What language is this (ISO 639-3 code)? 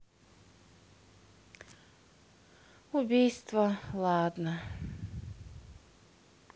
rus